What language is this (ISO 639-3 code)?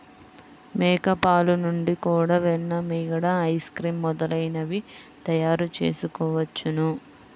tel